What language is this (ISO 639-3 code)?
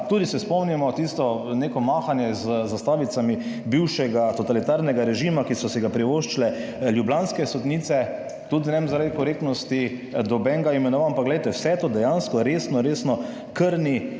slv